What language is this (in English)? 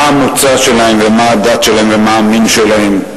Hebrew